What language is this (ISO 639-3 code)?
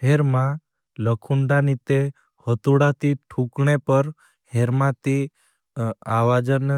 bhb